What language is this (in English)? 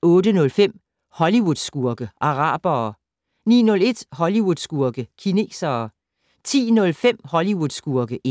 Danish